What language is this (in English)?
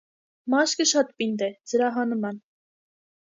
Armenian